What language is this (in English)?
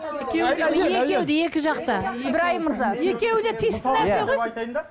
Kazakh